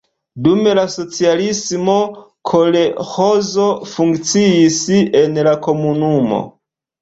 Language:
Esperanto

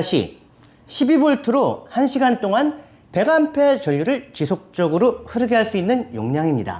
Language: Korean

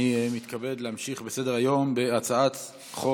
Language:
Hebrew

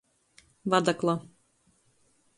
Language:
Latgalian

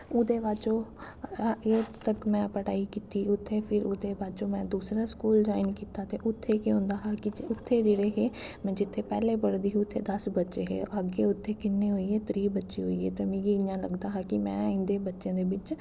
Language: Dogri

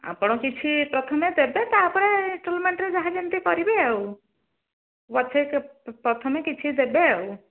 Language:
Odia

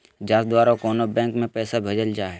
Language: Magahi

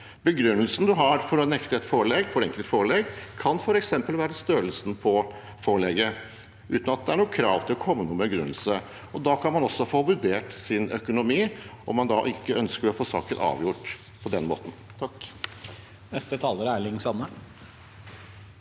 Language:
Norwegian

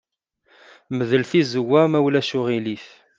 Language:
Kabyle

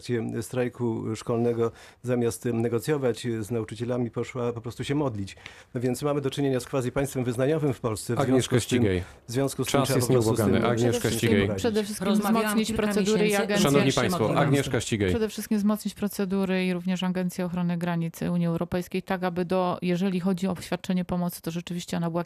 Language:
Polish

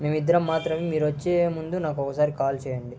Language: Telugu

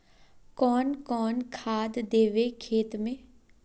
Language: Magahi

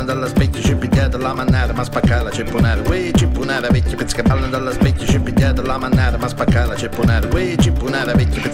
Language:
Ukrainian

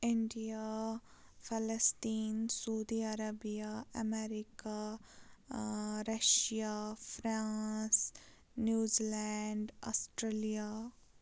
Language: Kashmiri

